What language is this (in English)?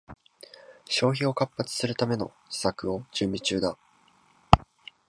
Japanese